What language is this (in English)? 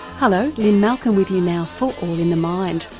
English